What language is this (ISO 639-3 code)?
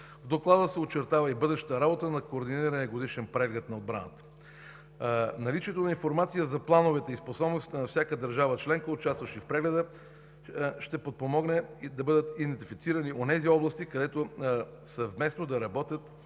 bul